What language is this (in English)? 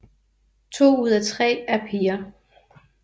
Danish